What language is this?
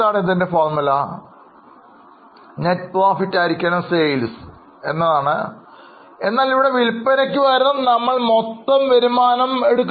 Malayalam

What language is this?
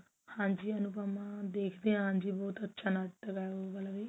Punjabi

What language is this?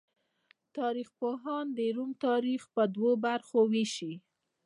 Pashto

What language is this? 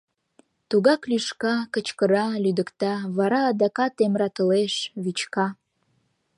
Mari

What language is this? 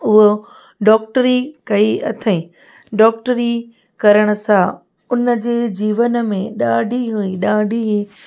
Sindhi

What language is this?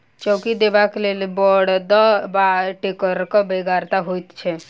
Maithili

